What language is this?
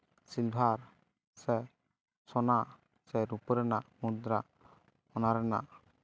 Santali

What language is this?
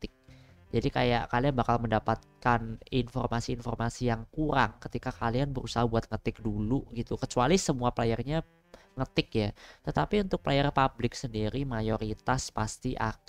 Indonesian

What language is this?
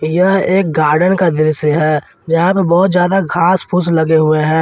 Hindi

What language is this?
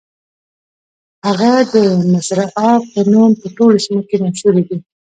Pashto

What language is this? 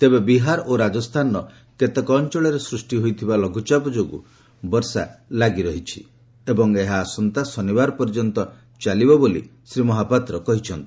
Odia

